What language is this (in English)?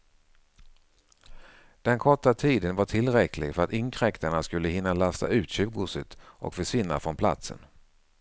Swedish